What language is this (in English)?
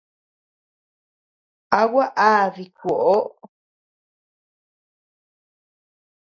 Tepeuxila Cuicatec